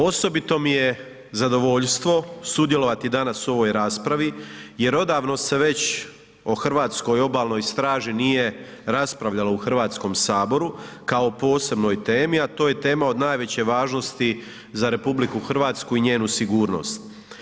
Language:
Croatian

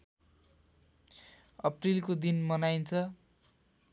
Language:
Nepali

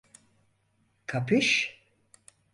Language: Turkish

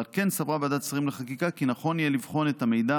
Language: Hebrew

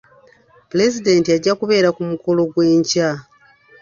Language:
Ganda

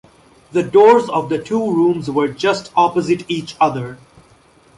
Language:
English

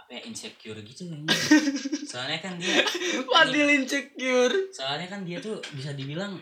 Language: Indonesian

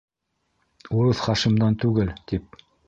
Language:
Bashkir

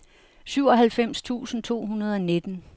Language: Danish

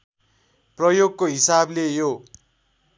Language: Nepali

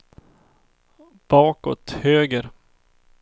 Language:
Swedish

